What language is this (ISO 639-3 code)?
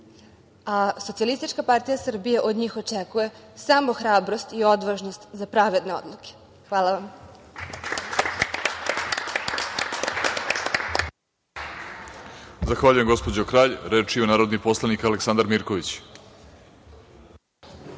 srp